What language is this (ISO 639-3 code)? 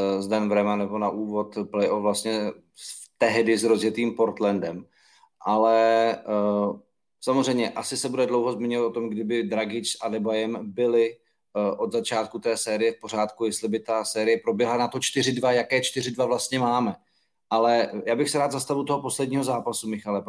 ces